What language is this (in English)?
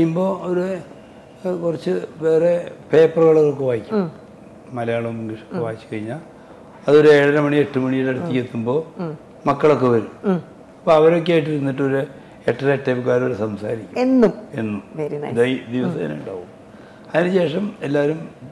Malayalam